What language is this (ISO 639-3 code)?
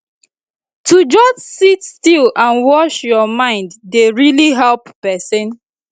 pcm